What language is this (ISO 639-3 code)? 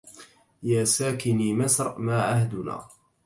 ara